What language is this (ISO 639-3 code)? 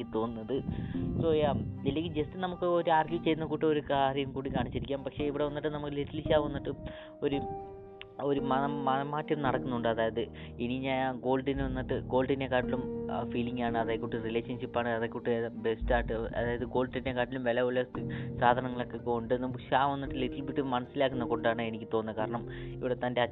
mal